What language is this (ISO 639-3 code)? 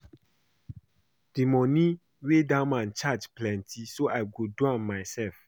pcm